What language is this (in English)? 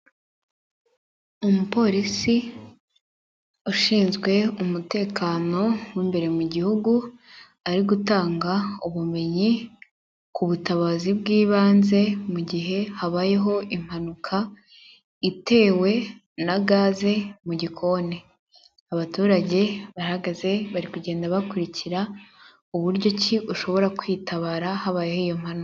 Kinyarwanda